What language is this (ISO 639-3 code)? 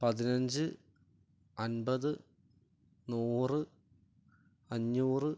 mal